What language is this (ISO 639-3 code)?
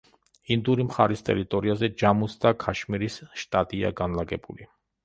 kat